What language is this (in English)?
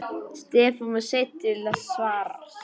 Icelandic